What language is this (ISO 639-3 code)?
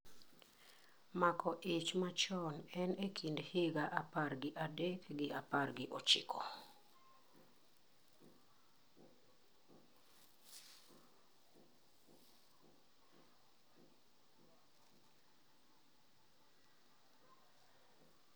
luo